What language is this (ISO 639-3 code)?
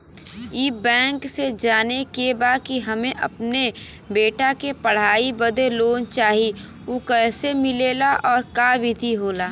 bho